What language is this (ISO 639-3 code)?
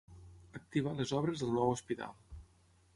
cat